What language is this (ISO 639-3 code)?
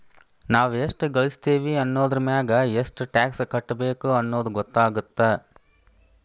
kan